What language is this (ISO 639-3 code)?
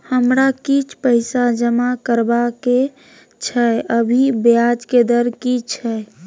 mai